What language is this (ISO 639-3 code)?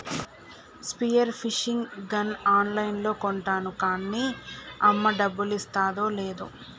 tel